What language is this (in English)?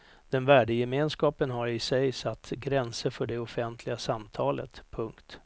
Swedish